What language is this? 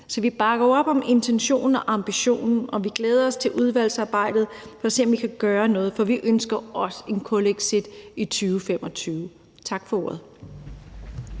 Danish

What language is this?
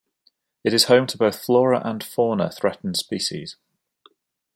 English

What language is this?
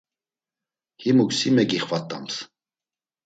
Laz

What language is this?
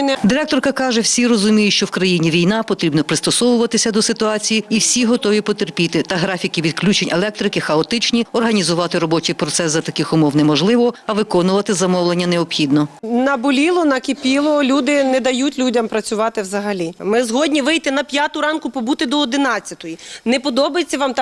Ukrainian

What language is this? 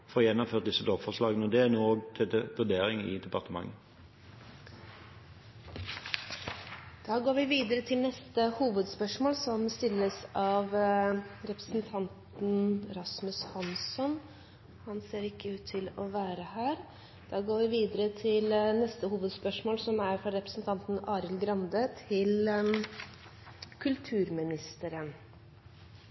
Norwegian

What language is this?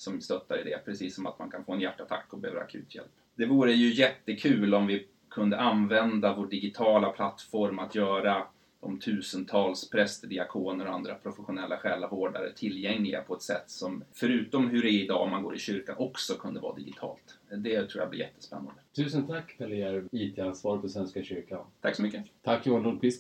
Swedish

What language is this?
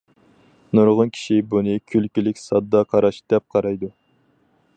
Uyghur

